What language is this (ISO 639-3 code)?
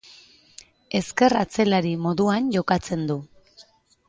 eus